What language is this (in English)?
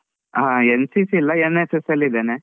Kannada